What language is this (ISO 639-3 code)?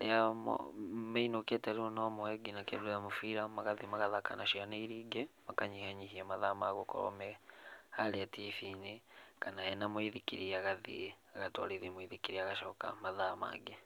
kik